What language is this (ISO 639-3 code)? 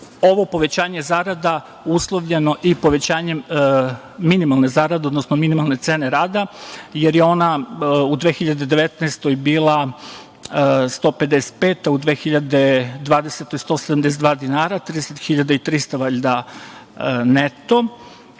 srp